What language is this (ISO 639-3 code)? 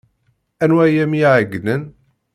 kab